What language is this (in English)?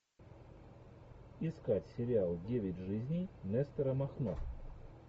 Russian